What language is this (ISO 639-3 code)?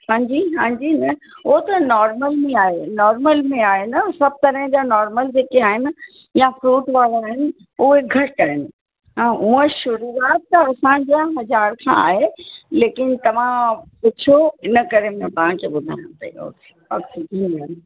snd